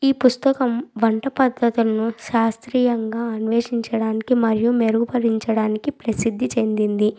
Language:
Telugu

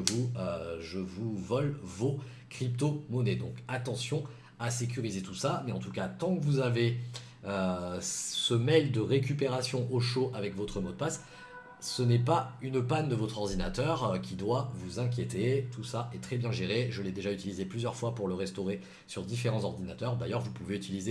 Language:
French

